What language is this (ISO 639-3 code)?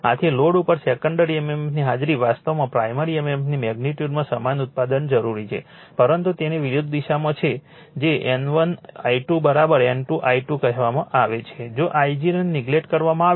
guj